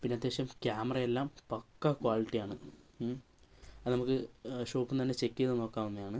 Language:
Malayalam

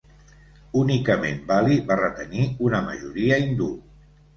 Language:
Catalan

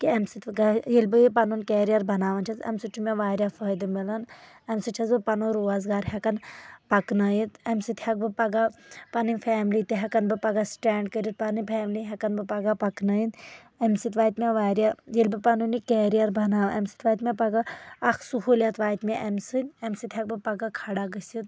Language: Kashmiri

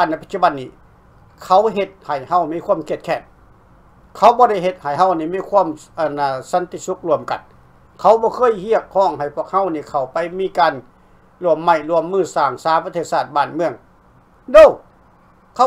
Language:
Thai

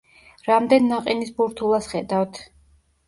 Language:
Georgian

